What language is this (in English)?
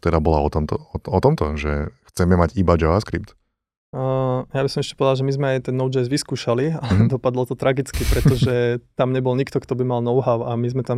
Slovak